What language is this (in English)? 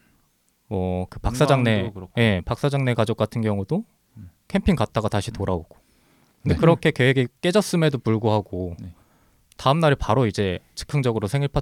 Korean